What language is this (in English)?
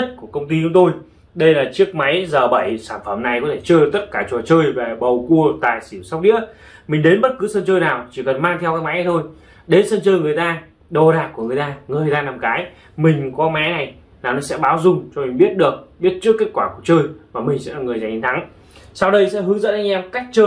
Vietnamese